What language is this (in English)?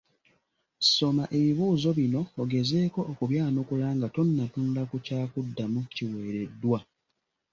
Ganda